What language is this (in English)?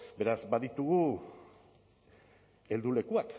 Basque